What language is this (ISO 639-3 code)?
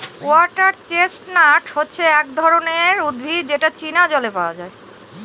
ben